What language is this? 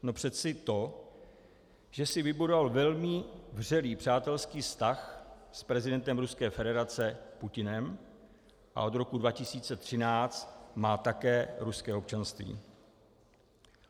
Czech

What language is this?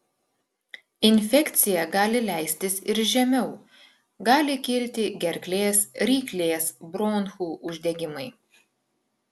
Lithuanian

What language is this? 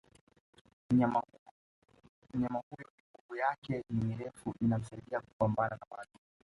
Swahili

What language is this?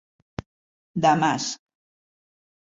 Catalan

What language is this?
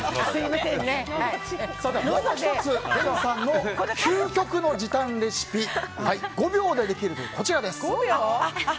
Japanese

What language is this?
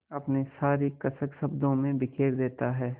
Hindi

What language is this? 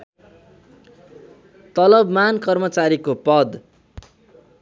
Nepali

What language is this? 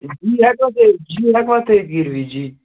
Kashmiri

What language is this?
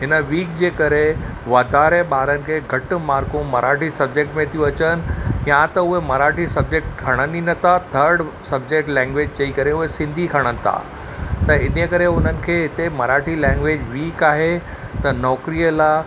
Sindhi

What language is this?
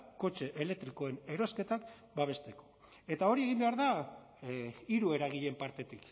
Basque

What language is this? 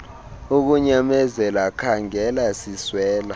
Xhosa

